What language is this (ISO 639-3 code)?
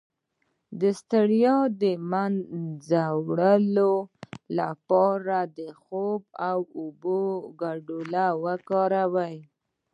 pus